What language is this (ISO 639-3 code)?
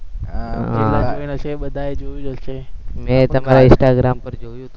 guj